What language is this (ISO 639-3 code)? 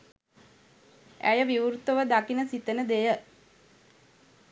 sin